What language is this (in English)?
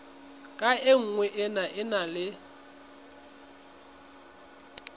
Southern Sotho